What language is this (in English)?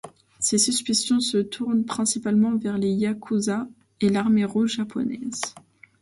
French